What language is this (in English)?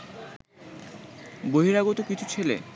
Bangla